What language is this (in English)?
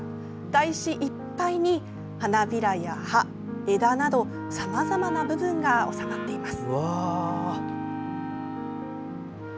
Japanese